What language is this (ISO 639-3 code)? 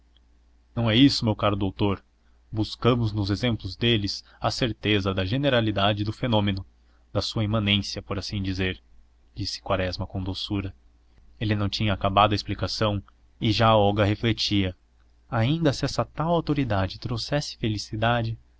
por